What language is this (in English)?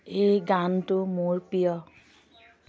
Assamese